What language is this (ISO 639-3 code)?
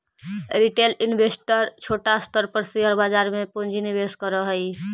mag